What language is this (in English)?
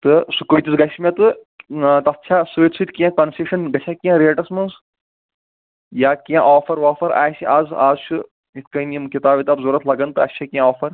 Kashmiri